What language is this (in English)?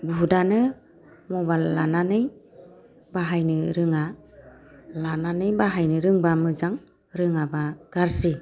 Bodo